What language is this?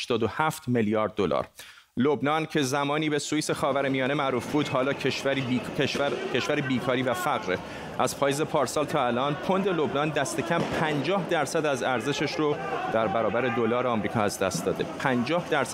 Persian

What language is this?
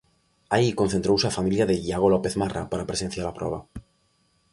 Galician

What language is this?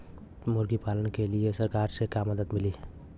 Bhojpuri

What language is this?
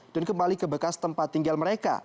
Indonesian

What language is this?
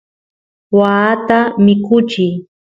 Santiago del Estero Quichua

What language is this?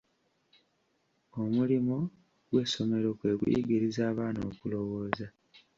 Ganda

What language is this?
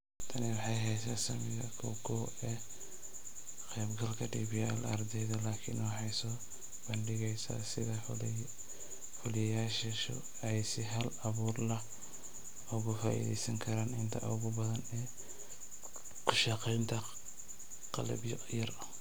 Somali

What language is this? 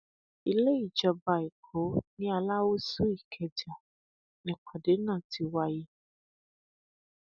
Yoruba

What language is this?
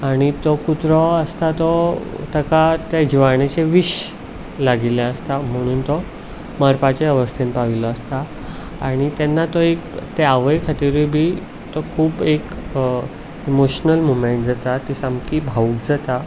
Konkani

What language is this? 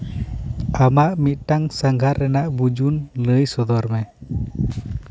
Santali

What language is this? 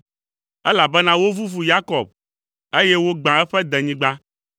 Ewe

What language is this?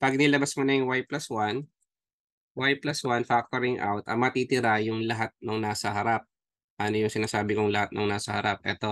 Filipino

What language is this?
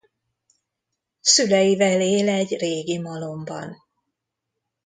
Hungarian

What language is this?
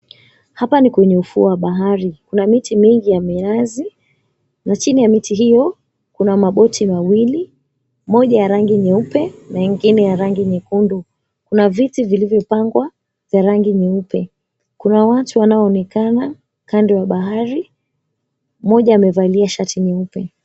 Swahili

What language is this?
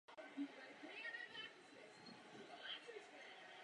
Czech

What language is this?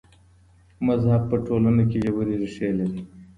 Pashto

